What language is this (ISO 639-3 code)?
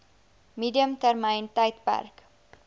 afr